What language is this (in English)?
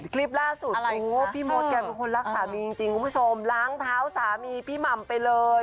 Thai